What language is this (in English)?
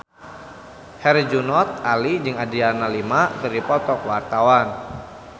Sundanese